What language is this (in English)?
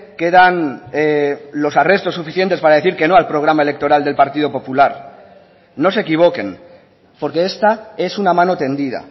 Spanish